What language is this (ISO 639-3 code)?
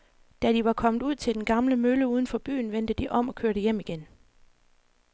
dan